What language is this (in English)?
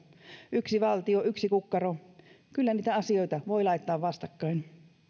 Finnish